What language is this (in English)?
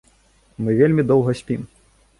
Belarusian